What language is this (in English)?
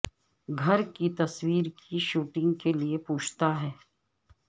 Urdu